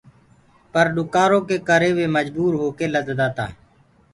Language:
Gurgula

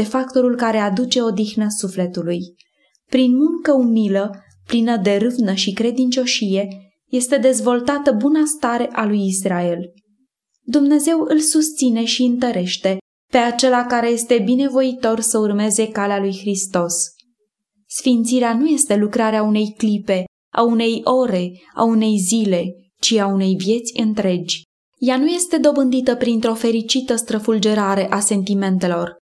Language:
Romanian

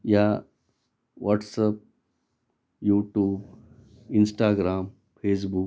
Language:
Marathi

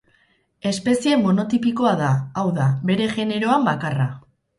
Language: Basque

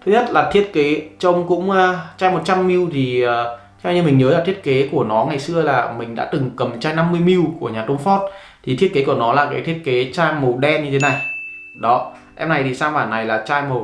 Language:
Vietnamese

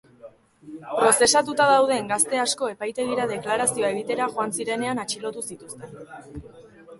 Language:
Basque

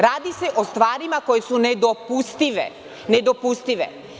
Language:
Serbian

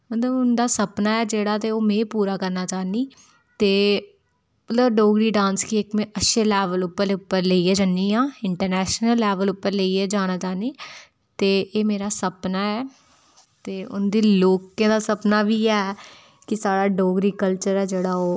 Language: Dogri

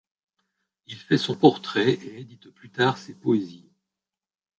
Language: French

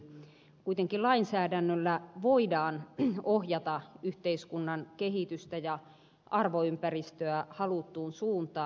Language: Finnish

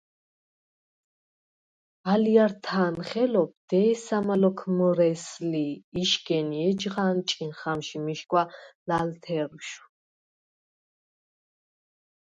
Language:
Svan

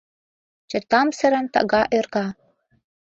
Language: Mari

